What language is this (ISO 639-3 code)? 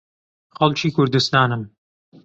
ckb